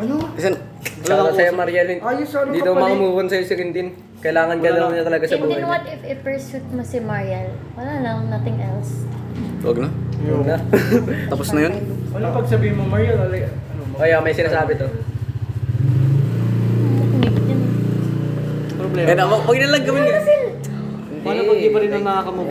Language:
Filipino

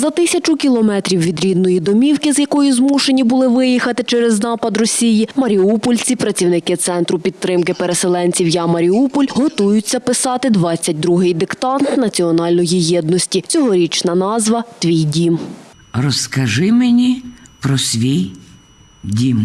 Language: Ukrainian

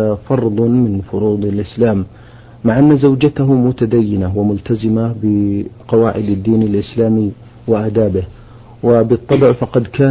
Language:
Arabic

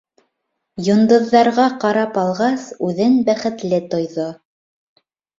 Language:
Bashkir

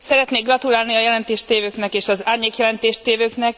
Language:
Hungarian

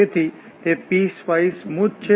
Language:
Gujarati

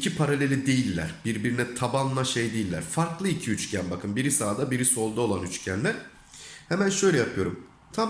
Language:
Turkish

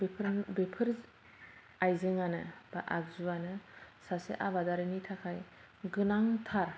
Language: Bodo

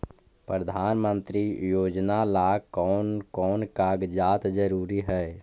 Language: Magahi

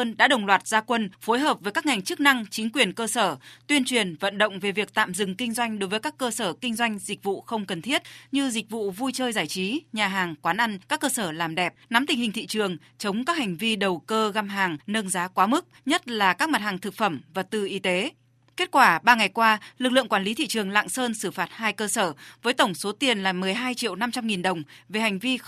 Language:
Vietnamese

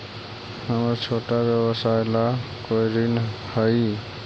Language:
Magahi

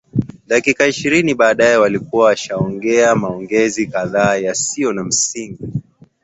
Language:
Swahili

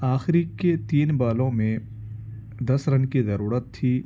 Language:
Urdu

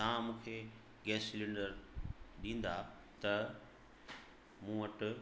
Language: Sindhi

